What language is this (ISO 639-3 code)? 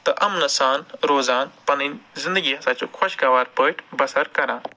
kas